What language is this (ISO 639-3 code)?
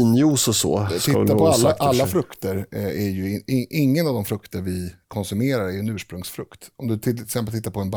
swe